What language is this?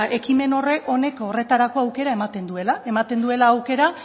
Basque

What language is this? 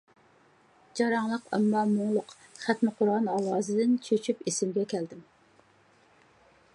Uyghur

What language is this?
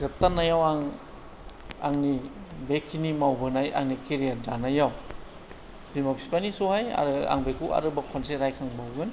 Bodo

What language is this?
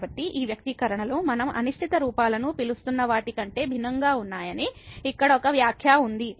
Telugu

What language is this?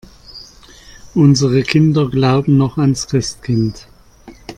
German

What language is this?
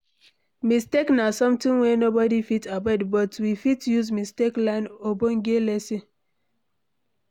Nigerian Pidgin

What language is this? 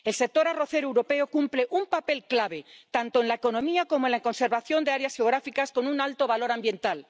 Spanish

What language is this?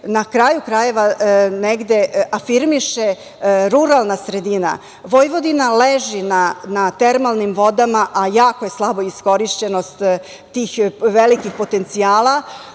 Serbian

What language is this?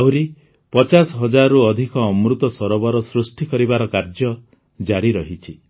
Odia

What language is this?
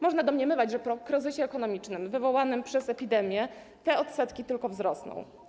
Polish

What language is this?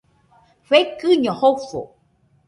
Nüpode Huitoto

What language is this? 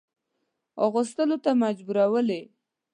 Pashto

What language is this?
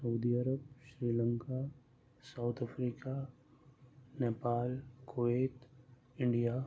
Urdu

